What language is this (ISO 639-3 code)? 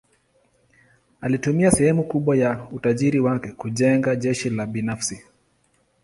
swa